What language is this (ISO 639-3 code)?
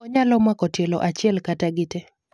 luo